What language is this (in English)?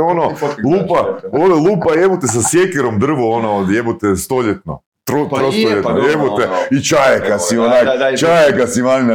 Croatian